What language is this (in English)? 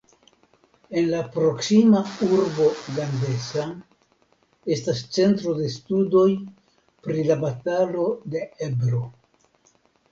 Esperanto